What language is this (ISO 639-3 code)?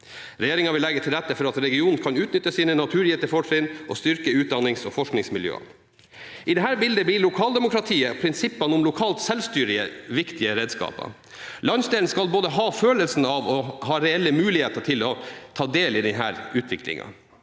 nor